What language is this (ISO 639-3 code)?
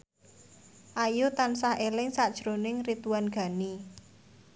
jav